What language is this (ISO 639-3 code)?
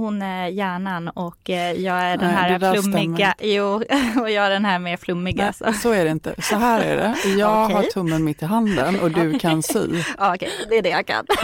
swe